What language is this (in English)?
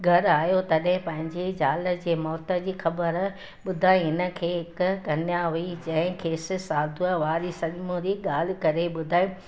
Sindhi